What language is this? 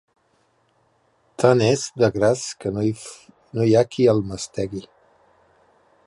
Catalan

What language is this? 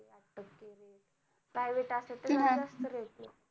Marathi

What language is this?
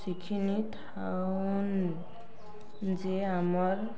Odia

